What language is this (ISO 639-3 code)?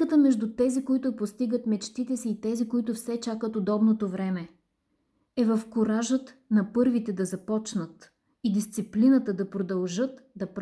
bul